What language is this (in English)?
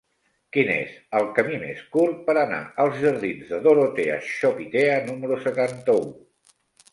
Catalan